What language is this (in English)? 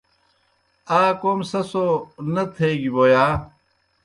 Kohistani Shina